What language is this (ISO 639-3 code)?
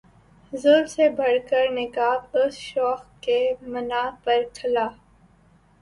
urd